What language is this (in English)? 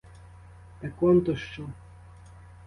Ukrainian